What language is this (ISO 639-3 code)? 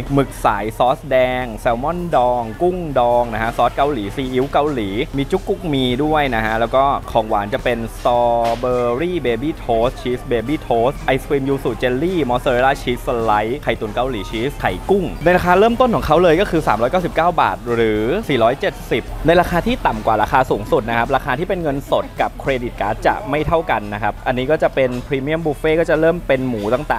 tha